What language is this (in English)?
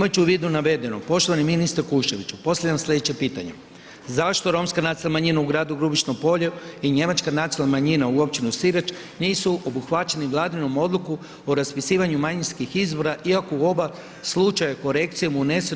Croatian